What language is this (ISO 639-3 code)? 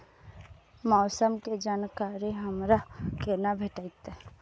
mai